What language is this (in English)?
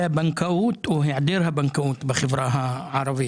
Hebrew